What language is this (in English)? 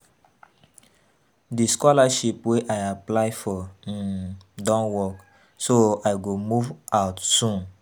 Nigerian Pidgin